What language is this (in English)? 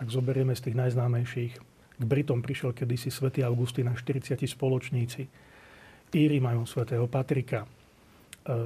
Slovak